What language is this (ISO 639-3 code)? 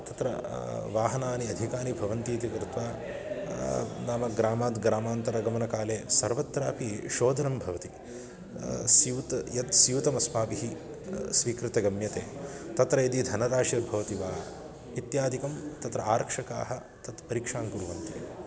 san